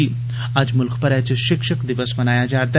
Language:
Dogri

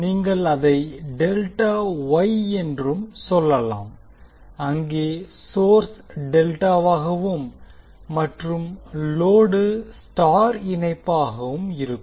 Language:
Tamil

